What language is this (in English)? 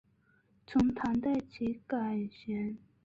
Chinese